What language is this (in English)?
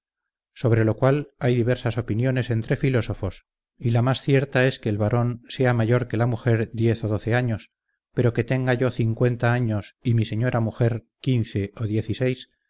Spanish